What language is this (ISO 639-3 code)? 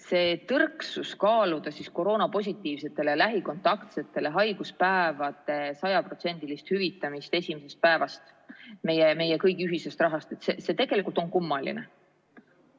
est